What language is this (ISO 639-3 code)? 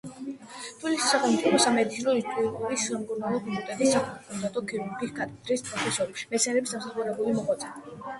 kat